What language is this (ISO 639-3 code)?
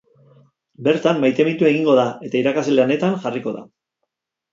eus